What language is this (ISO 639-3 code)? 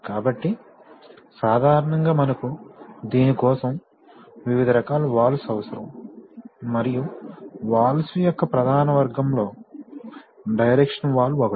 tel